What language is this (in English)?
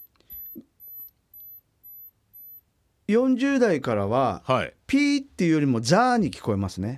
Japanese